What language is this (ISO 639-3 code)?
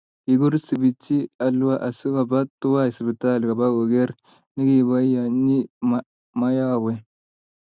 kln